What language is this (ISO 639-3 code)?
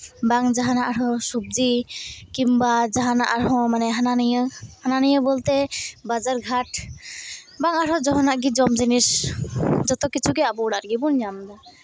sat